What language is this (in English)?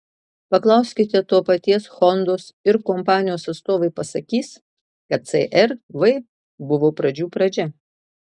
Lithuanian